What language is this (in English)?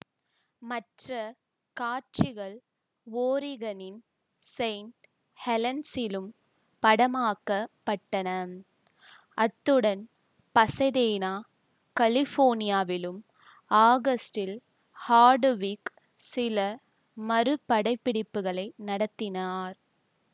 Tamil